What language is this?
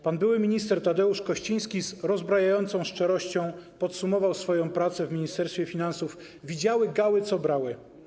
Polish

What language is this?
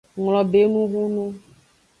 Aja (Benin)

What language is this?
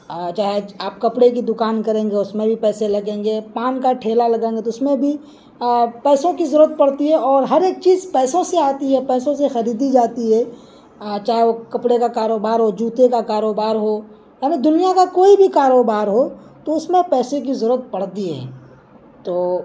Urdu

